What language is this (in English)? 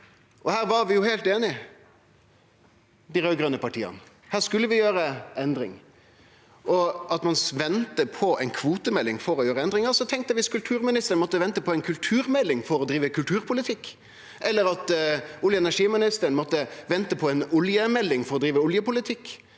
Norwegian